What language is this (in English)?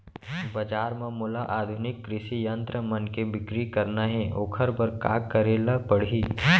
Chhattisgarhi